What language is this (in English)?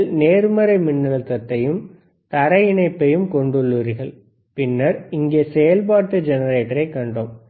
Tamil